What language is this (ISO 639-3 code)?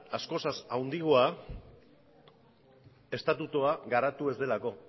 eus